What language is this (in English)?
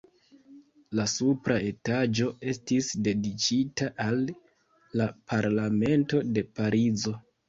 Esperanto